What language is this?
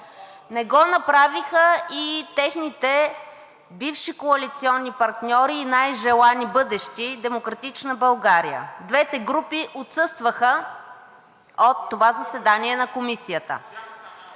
Bulgarian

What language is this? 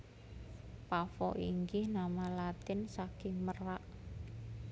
Javanese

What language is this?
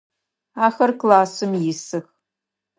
Adyghe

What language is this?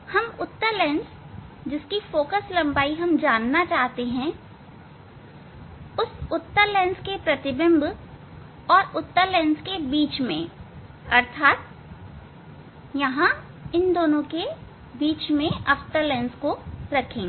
Hindi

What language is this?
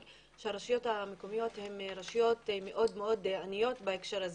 Hebrew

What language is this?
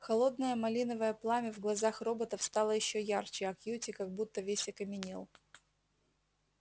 Russian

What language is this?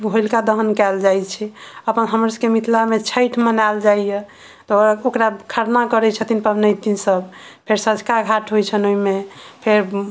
Maithili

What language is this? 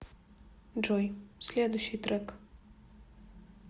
Russian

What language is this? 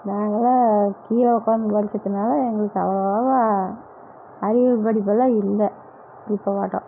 Tamil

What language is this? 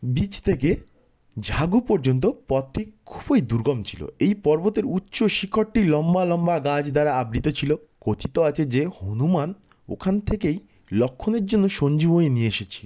Bangla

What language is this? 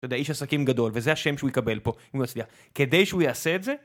Hebrew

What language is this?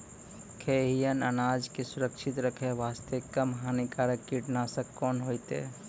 Maithili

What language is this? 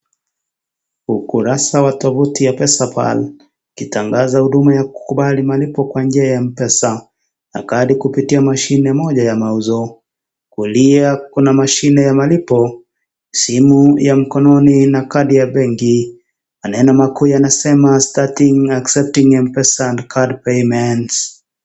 Swahili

